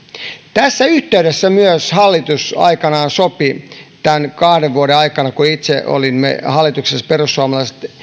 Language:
Finnish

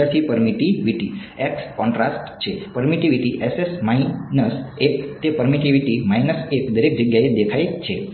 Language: Gujarati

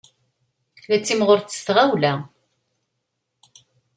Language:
Kabyle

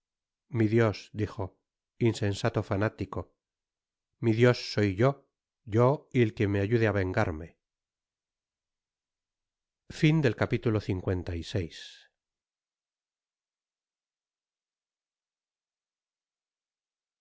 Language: Spanish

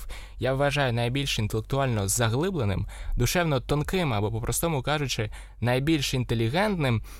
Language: Ukrainian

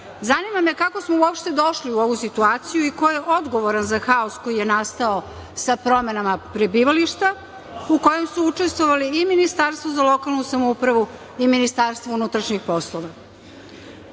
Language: Serbian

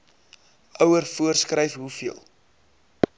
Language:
Afrikaans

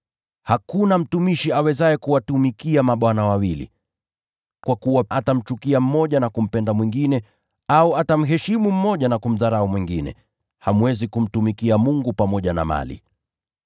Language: Swahili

